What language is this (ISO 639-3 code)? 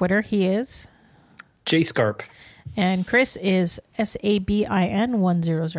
eng